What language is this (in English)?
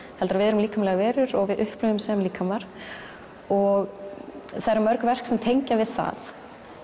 Icelandic